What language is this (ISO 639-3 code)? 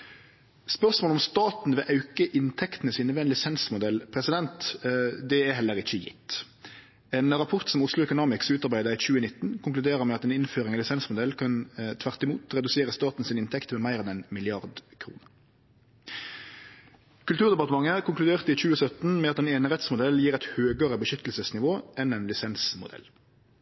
nno